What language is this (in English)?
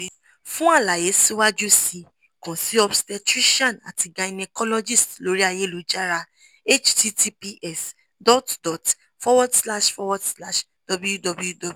Yoruba